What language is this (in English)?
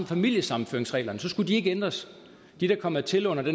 Danish